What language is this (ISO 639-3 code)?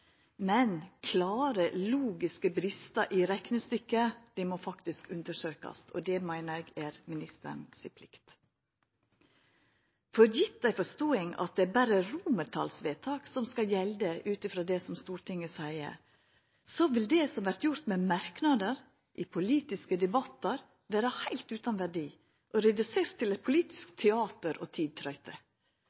nno